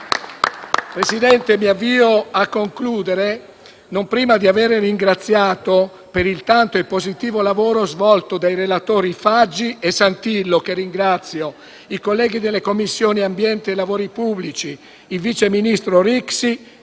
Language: Italian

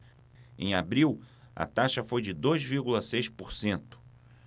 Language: Portuguese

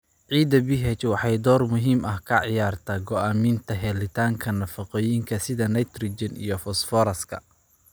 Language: Somali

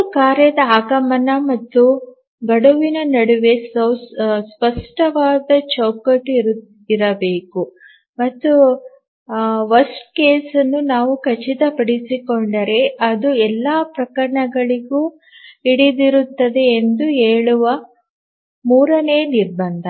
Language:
Kannada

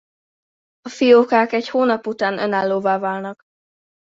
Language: Hungarian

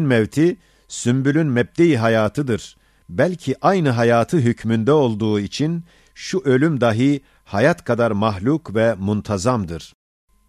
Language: Turkish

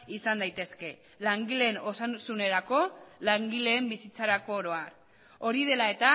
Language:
Basque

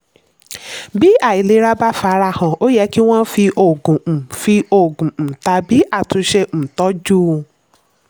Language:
Yoruba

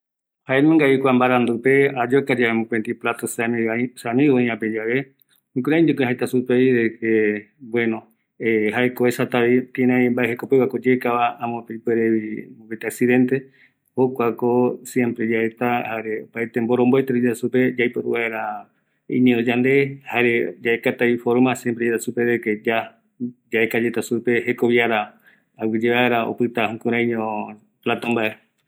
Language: Eastern Bolivian Guaraní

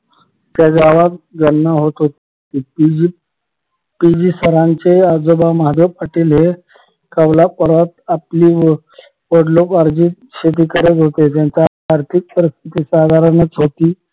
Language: Marathi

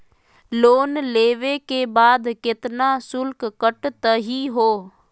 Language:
Magahi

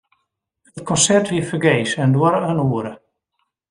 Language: Western Frisian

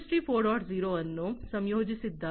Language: Kannada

